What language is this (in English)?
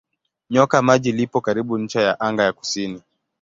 Swahili